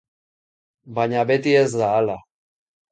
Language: Basque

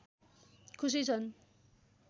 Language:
Nepali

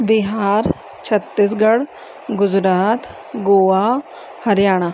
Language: Sindhi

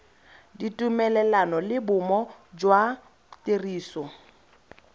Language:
Tswana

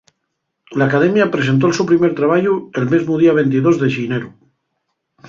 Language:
Asturian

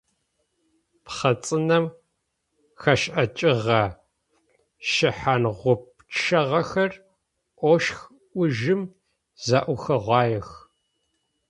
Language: Adyghe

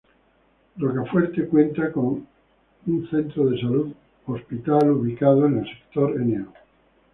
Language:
Spanish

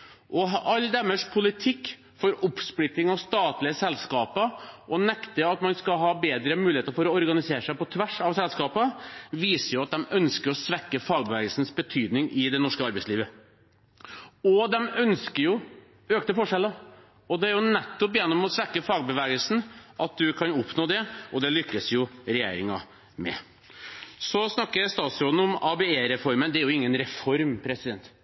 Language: Norwegian Bokmål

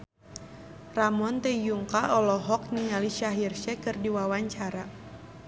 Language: Sundanese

